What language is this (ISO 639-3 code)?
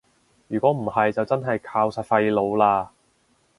yue